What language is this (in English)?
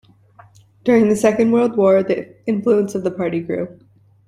English